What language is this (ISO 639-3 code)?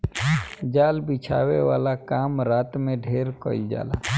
bho